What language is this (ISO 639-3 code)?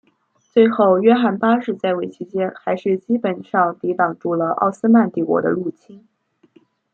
zho